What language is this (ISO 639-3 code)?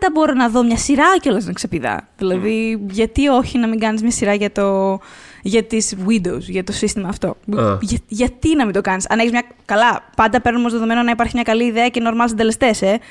ell